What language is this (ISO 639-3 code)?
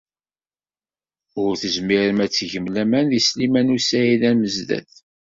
kab